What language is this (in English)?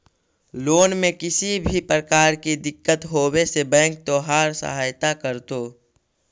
Magahi